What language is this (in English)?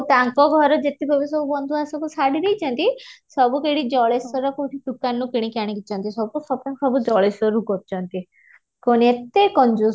Odia